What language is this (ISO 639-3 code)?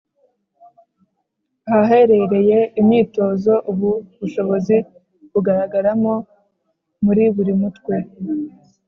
kin